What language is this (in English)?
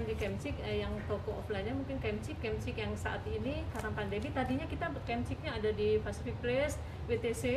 Indonesian